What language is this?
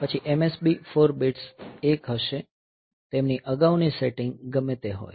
Gujarati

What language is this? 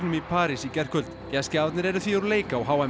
Icelandic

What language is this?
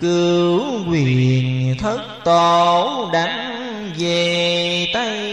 Vietnamese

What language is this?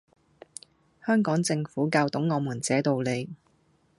Cantonese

